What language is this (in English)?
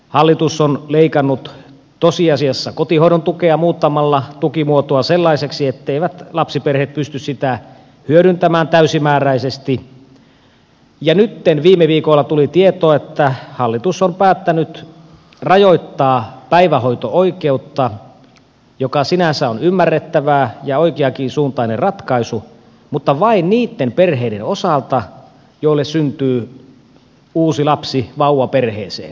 Finnish